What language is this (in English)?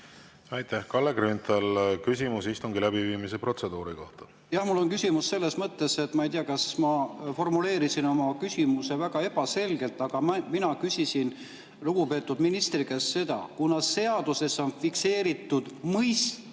Estonian